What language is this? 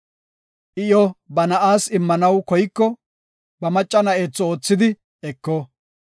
Gofa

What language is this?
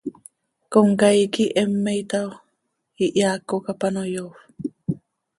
Seri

